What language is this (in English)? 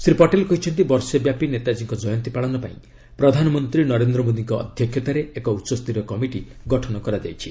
Odia